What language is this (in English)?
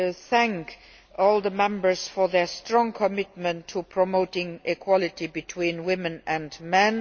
English